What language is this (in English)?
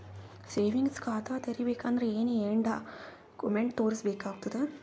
Kannada